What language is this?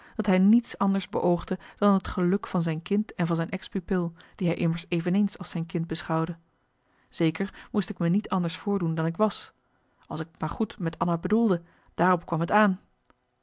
Dutch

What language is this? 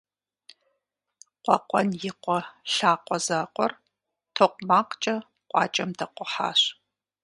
Kabardian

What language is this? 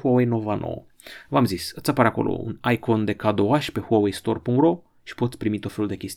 Romanian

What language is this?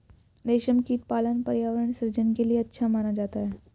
Hindi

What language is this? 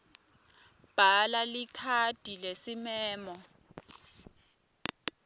Swati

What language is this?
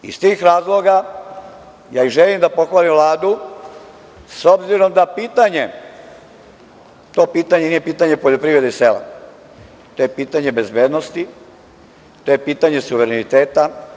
Serbian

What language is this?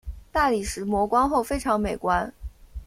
Chinese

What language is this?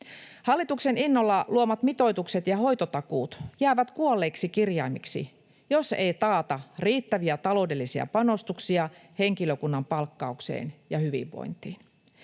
Finnish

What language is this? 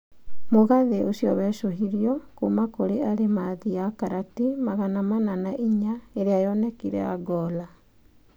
Kikuyu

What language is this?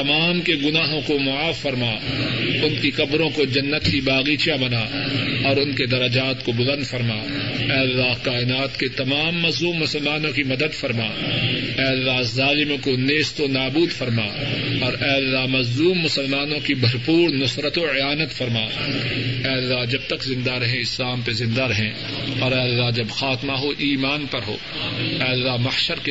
Urdu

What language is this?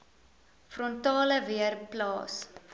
Afrikaans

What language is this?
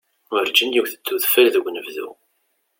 Kabyle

